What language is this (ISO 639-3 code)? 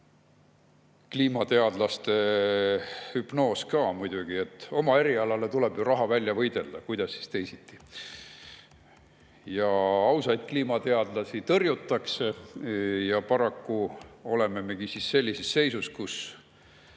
est